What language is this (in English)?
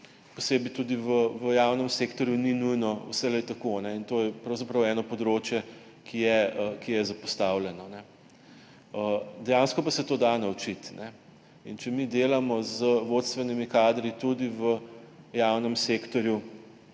Slovenian